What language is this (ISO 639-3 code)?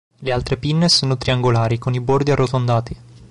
ita